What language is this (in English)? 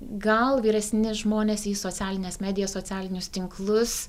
Lithuanian